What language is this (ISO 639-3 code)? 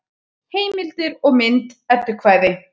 isl